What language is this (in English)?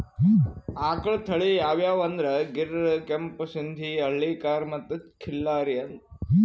Kannada